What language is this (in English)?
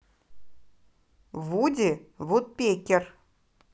Russian